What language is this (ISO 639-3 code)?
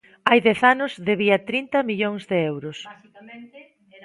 glg